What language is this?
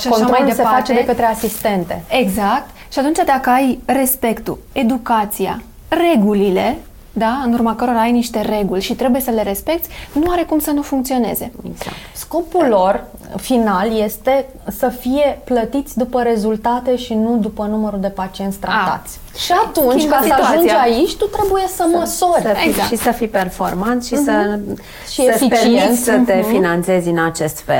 Romanian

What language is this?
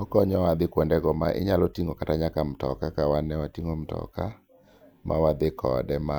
Luo (Kenya and Tanzania)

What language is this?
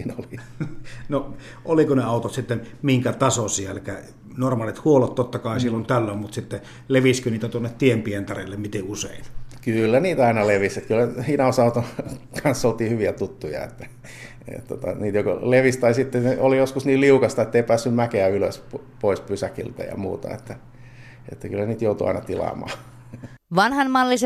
Finnish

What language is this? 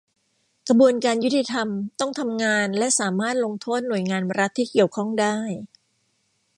Thai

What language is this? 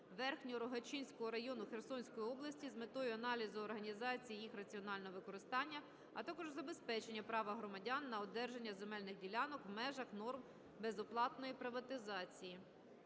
Ukrainian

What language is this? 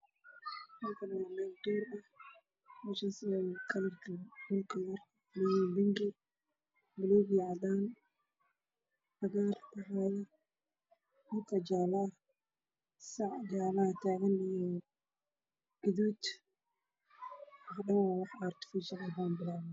Somali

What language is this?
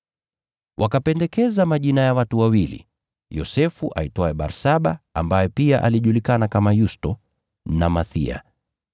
Swahili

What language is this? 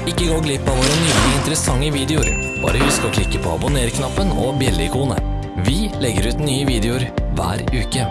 Norwegian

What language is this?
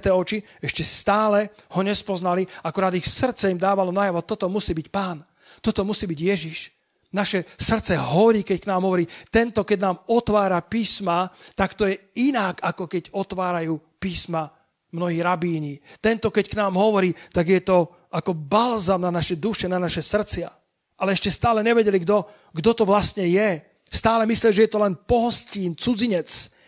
Slovak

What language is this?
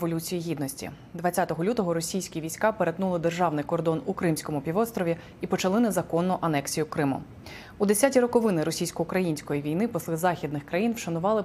Ukrainian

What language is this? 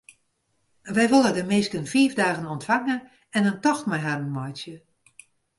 Western Frisian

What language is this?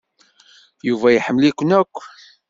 Kabyle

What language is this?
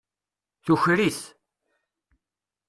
Kabyle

